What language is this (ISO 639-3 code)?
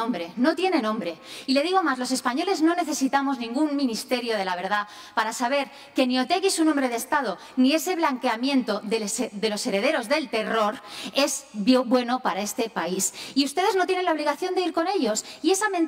spa